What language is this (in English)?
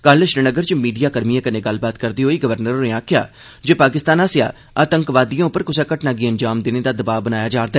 Dogri